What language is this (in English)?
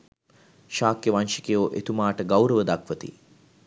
Sinhala